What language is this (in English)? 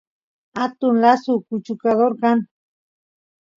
Santiago del Estero Quichua